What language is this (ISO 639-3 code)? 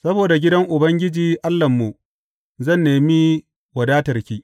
hau